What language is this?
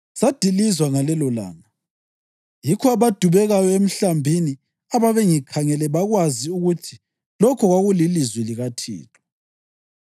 North Ndebele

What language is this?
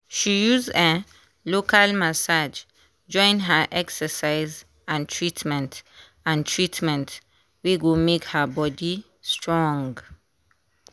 Nigerian Pidgin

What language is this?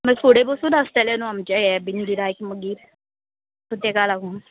Konkani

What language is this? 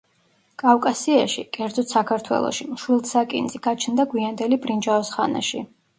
Georgian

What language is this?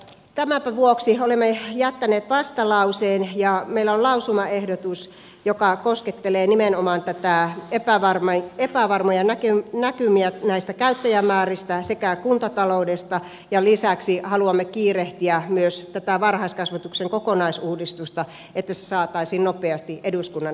Finnish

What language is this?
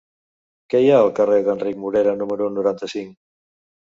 Catalan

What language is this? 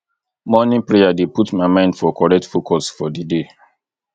Nigerian Pidgin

